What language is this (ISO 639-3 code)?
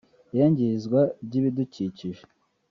kin